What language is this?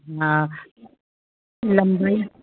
Sindhi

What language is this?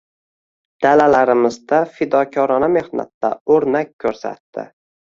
Uzbek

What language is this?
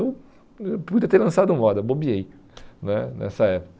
Portuguese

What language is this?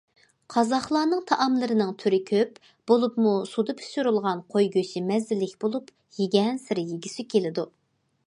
Uyghur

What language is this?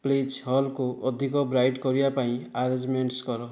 Odia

